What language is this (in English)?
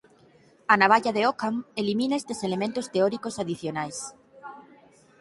Galician